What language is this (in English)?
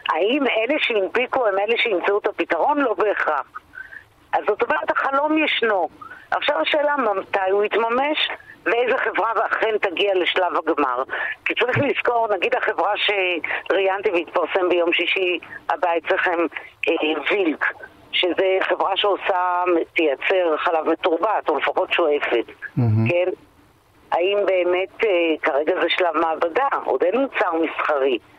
Hebrew